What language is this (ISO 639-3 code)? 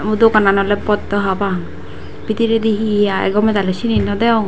ccp